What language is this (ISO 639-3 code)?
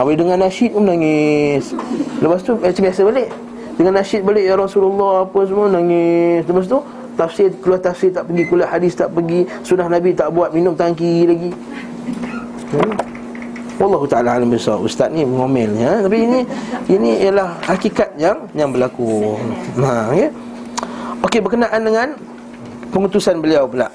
msa